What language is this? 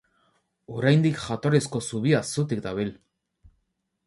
Basque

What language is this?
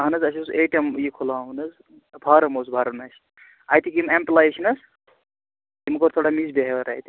Kashmiri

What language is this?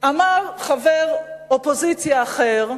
Hebrew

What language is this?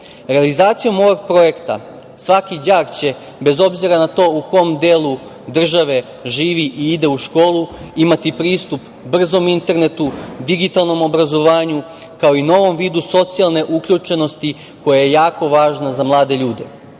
Serbian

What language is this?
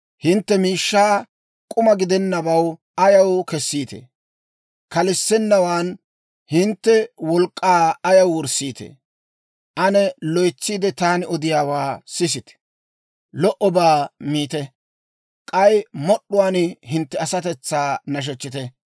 Dawro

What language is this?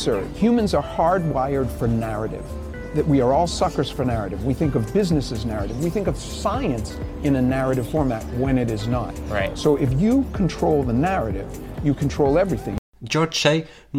Portuguese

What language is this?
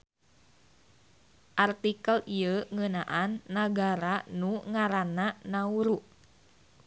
Sundanese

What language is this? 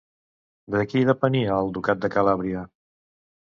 Catalan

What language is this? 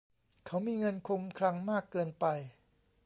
Thai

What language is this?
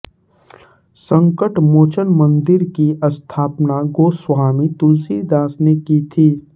Hindi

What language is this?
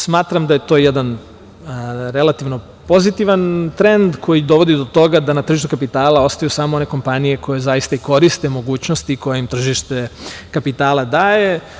Serbian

